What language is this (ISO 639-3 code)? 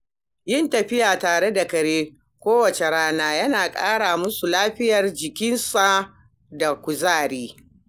hau